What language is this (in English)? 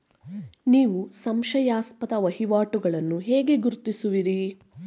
Kannada